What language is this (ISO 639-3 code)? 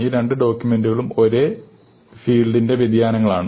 mal